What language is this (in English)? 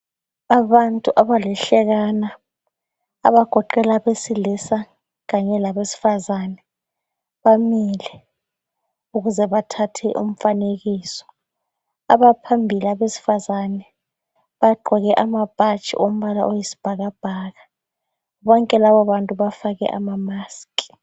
North Ndebele